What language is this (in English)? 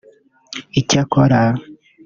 Kinyarwanda